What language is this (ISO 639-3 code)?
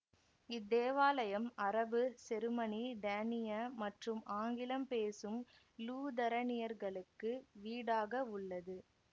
tam